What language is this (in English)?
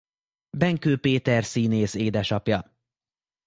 Hungarian